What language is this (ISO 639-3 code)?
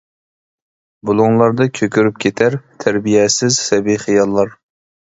uig